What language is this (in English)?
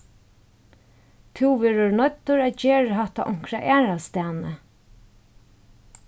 Faroese